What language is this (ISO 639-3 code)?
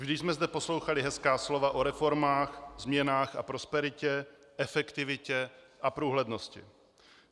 ces